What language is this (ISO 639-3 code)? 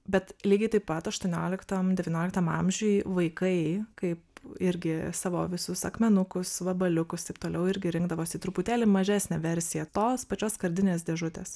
lit